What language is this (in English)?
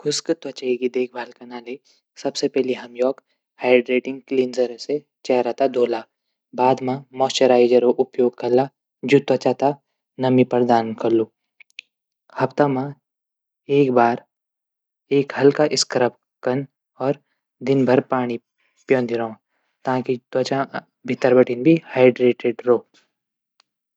Garhwali